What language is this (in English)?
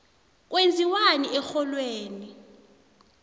South Ndebele